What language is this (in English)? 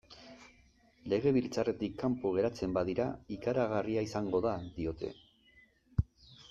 Basque